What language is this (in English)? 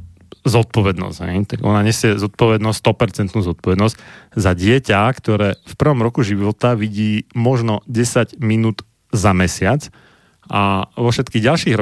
Slovak